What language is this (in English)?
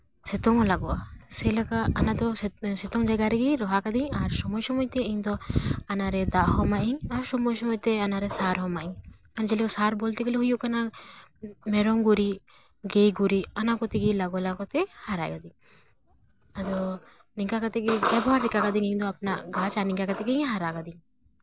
Santali